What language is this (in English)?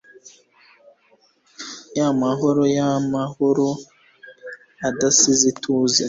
Kinyarwanda